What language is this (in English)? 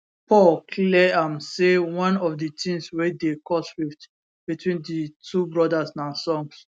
Nigerian Pidgin